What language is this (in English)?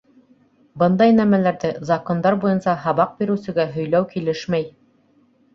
Bashkir